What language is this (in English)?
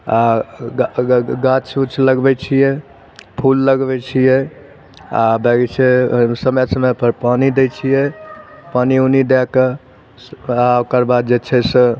Maithili